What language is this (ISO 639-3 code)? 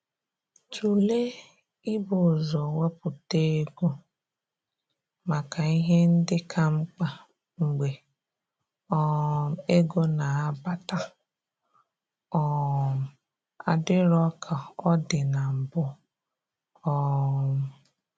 ibo